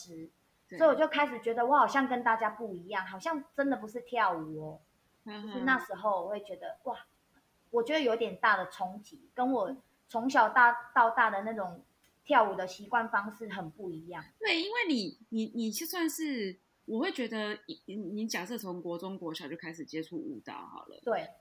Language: Chinese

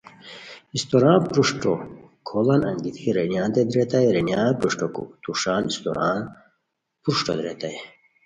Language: Khowar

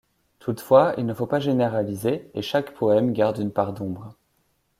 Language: French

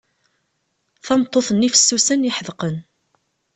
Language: Kabyle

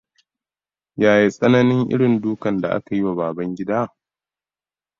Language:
Hausa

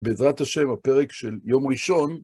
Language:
Hebrew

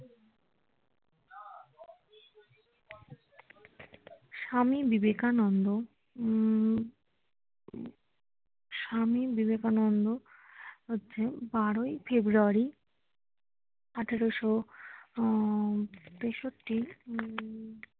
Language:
Bangla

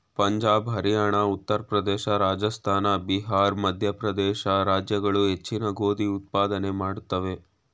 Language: Kannada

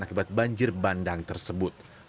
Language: Indonesian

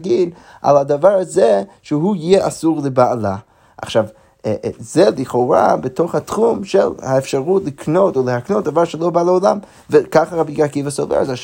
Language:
Hebrew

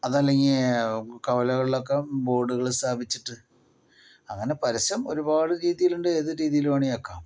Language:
Malayalam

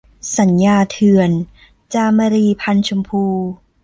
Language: Thai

